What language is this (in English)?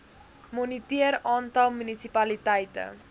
Afrikaans